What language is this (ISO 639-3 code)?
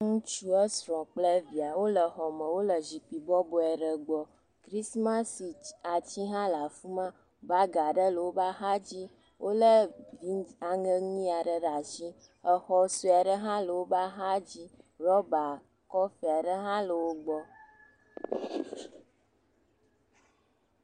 ewe